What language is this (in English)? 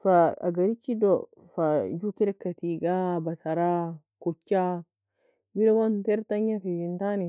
Nobiin